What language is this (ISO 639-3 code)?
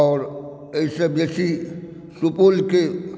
mai